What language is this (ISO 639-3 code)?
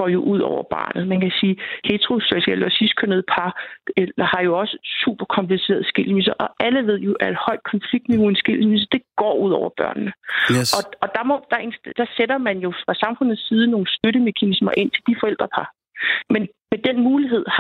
dan